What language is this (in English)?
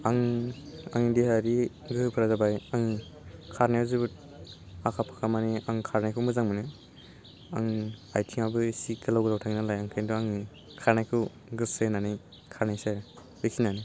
Bodo